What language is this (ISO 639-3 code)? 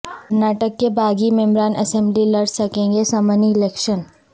urd